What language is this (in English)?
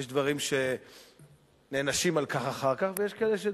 Hebrew